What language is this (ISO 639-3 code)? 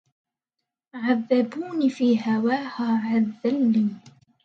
ara